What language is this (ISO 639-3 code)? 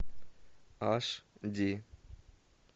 rus